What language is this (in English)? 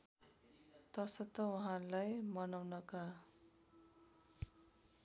Nepali